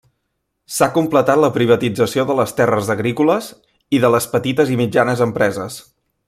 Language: Catalan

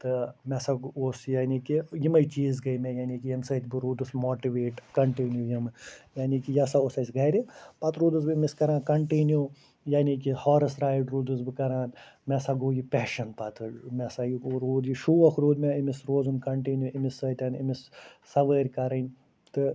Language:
Kashmiri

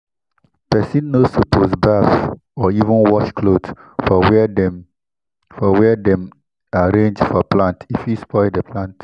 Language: Nigerian Pidgin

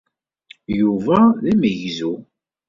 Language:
Kabyle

